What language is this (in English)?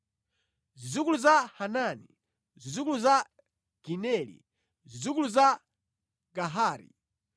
Nyanja